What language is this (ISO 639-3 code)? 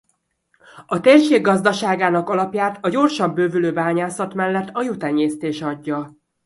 hun